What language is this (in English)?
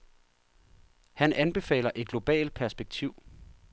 Danish